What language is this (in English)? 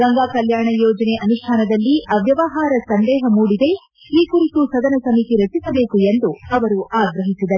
Kannada